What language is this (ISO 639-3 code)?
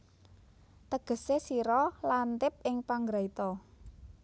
jav